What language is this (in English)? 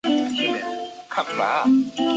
Chinese